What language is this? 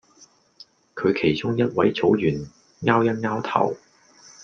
Cantonese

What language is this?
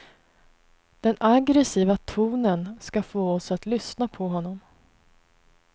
Swedish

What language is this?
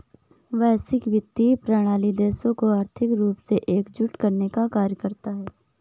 Hindi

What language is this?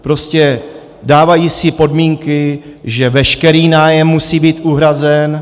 Czech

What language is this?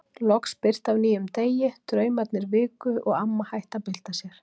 Icelandic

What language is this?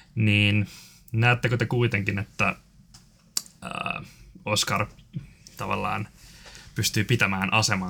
Finnish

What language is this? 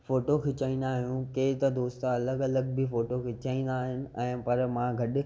Sindhi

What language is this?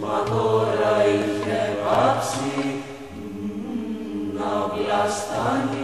Greek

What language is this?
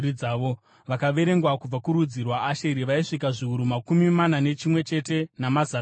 Shona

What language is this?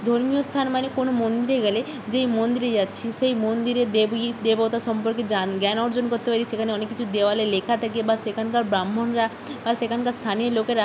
Bangla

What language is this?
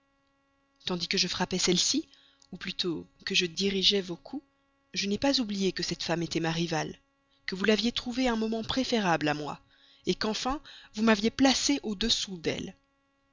French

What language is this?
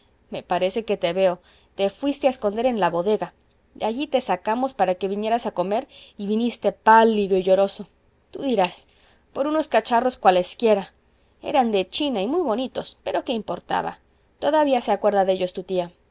Spanish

